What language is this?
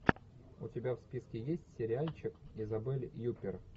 Russian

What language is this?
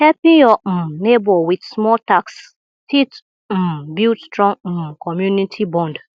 Nigerian Pidgin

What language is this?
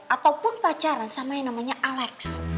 Indonesian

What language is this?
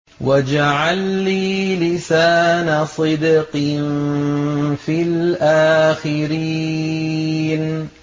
Arabic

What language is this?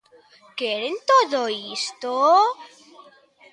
Galician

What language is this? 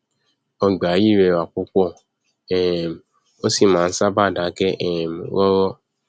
Yoruba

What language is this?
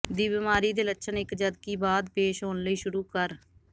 Punjabi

